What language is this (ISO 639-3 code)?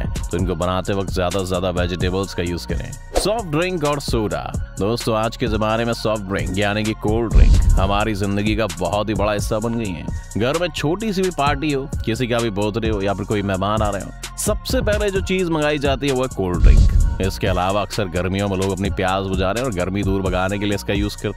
hin